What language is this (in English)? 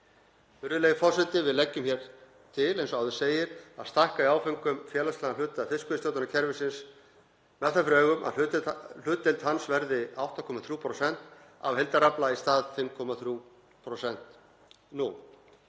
Icelandic